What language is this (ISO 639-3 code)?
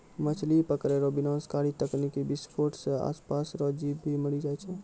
mai